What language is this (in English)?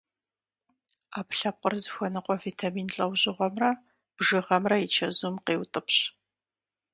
Kabardian